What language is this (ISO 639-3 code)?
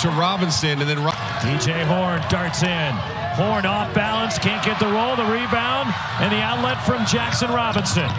eng